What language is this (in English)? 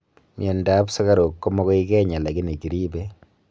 Kalenjin